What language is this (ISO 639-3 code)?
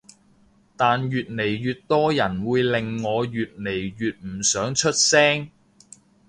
yue